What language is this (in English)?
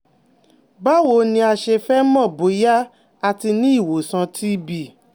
Yoruba